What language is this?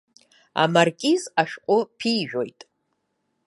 Abkhazian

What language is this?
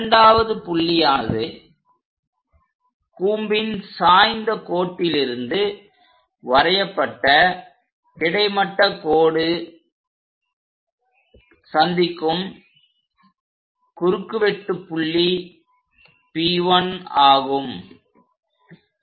Tamil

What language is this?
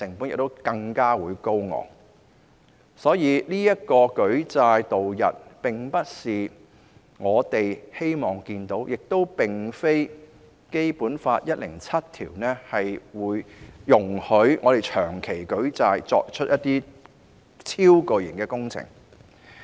Cantonese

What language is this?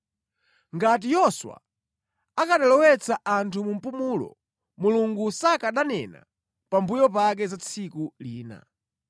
Nyanja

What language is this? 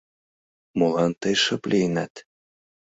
Mari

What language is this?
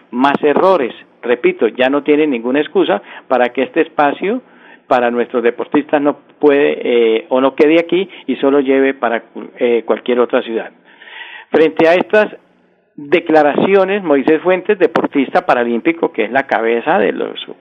Spanish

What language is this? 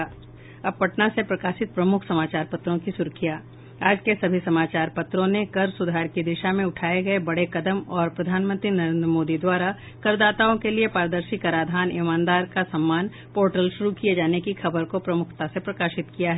Hindi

